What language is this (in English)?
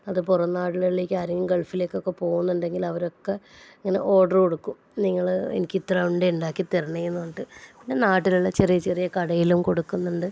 Malayalam